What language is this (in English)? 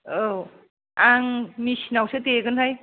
Bodo